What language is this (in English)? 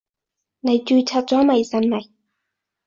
Cantonese